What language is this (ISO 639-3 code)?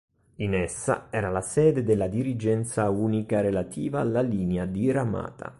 ita